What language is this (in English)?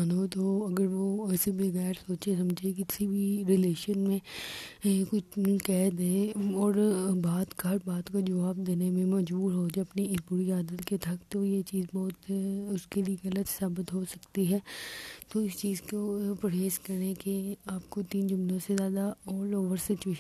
Urdu